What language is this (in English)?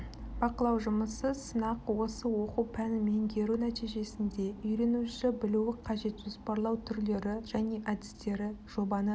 Kazakh